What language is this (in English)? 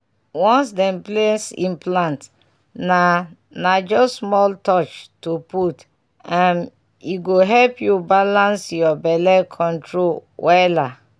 Nigerian Pidgin